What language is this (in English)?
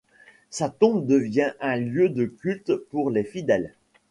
French